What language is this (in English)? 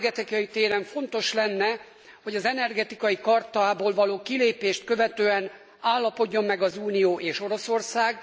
Hungarian